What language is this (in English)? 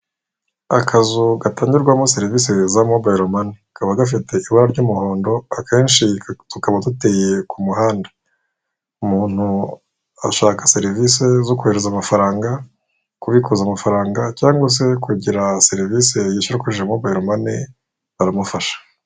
Kinyarwanda